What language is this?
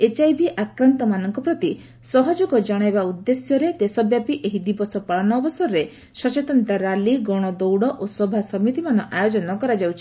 Odia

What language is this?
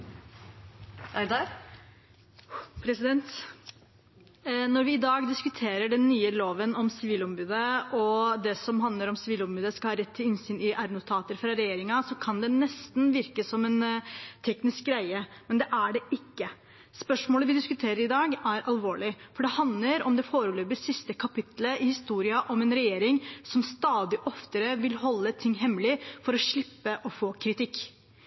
Norwegian Bokmål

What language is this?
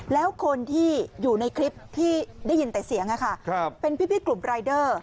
Thai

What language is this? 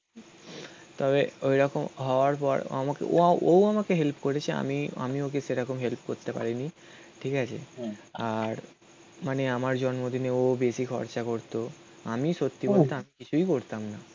Bangla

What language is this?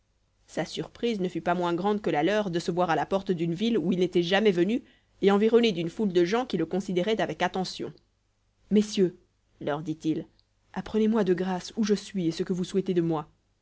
French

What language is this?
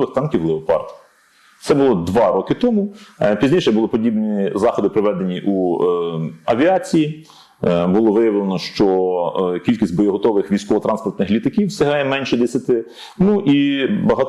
Ukrainian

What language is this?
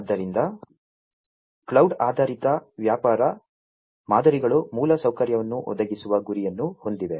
Kannada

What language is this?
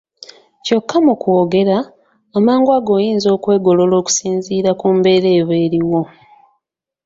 Ganda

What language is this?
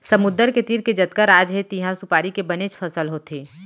Chhattisgarhi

